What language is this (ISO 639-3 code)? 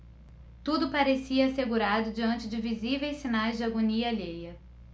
por